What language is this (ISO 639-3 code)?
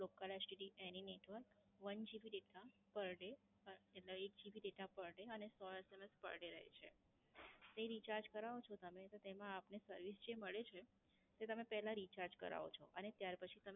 guj